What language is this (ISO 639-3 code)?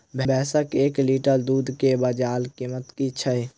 mai